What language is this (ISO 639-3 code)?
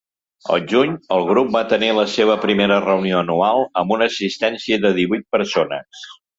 cat